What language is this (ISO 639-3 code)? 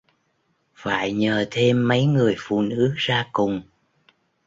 vie